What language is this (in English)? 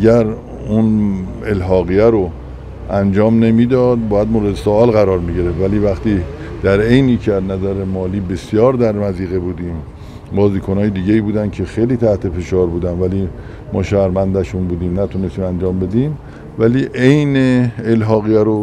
Persian